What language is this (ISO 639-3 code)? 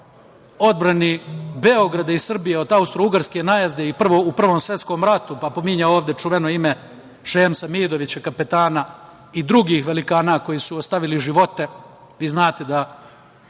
srp